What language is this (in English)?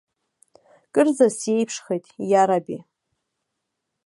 Abkhazian